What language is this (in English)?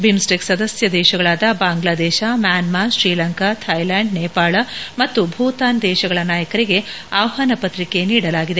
Kannada